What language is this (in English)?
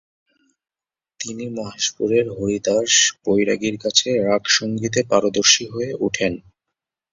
Bangla